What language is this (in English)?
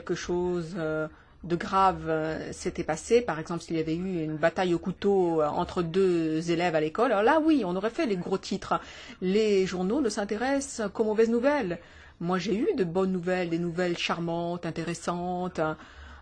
French